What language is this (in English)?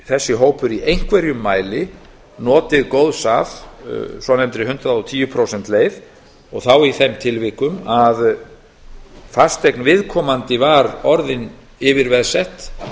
Icelandic